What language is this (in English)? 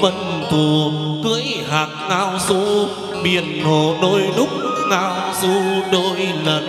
Vietnamese